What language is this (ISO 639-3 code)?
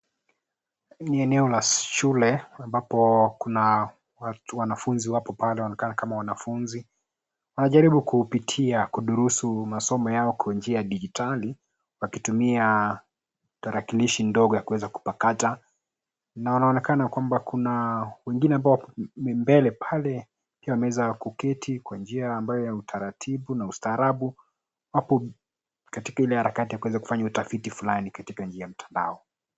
swa